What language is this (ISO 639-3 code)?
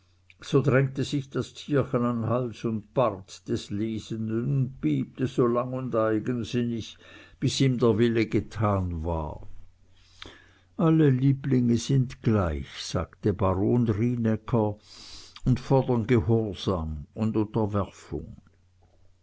deu